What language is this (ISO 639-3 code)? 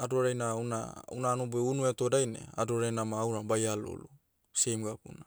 meu